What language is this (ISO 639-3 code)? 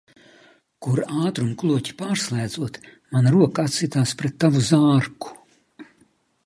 lav